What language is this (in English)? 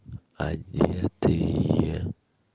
Russian